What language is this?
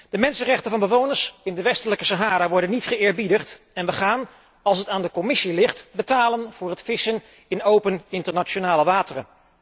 Dutch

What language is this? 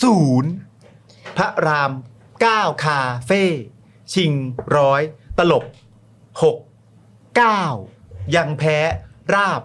Thai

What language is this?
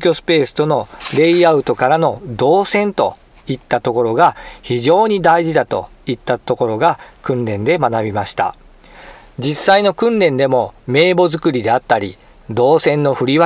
Japanese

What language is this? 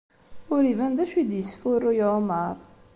Kabyle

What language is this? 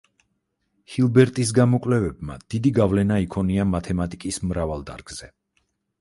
Georgian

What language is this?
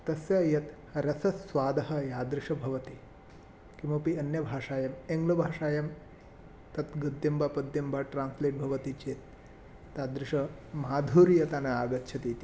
Sanskrit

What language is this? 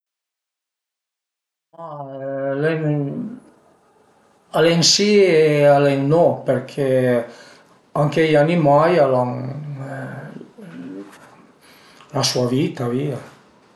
Piedmontese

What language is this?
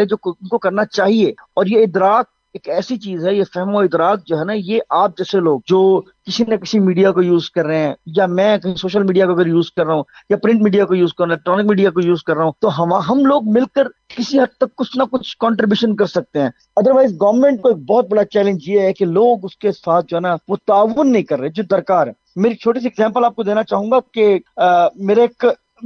Urdu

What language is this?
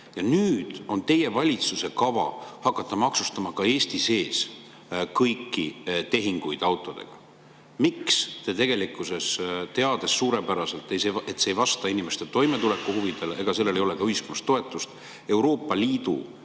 Estonian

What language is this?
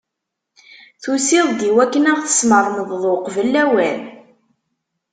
Kabyle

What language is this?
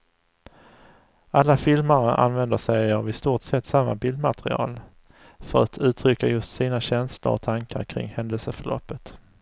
Swedish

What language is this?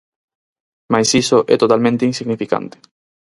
Galician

